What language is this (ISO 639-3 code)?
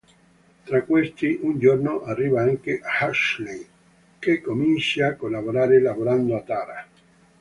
ita